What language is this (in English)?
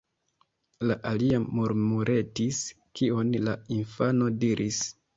Esperanto